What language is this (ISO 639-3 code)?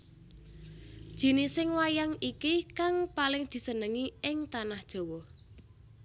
jav